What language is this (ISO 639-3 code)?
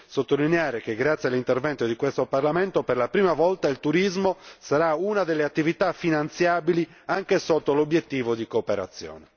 ita